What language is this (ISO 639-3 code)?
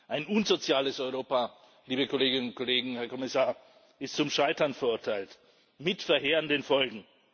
deu